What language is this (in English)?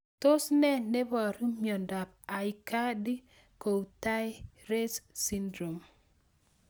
Kalenjin